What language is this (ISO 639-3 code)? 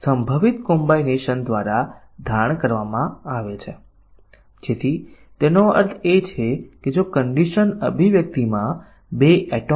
guj